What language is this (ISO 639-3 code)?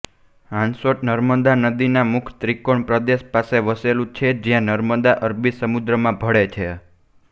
guj